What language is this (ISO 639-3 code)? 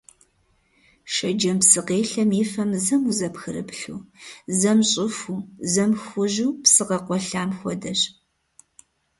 kbd